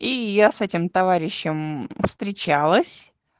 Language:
Russian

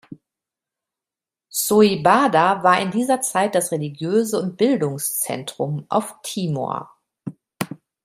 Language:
German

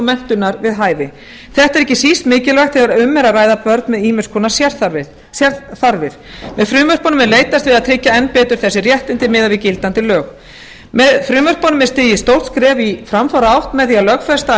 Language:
Icelandic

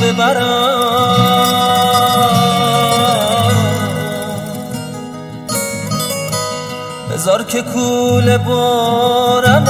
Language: Persian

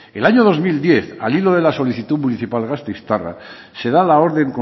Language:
Spanish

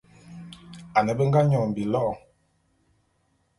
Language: Bulu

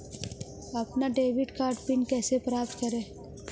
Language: Hindi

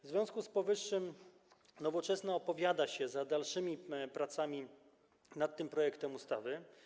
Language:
Polish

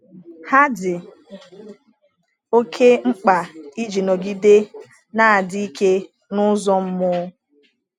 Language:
Igbo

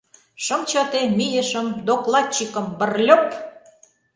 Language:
Mari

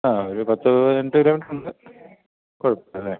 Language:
Malayalam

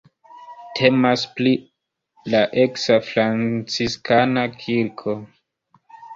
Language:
Esperanto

